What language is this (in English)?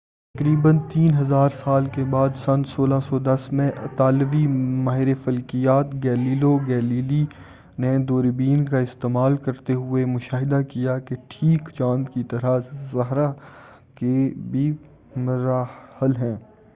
Urdu